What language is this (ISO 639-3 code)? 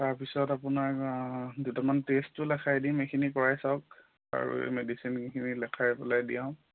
asm